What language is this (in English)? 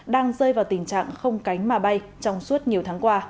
Vietnamese